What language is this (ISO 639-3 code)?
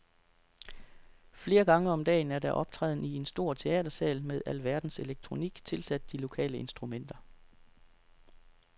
dan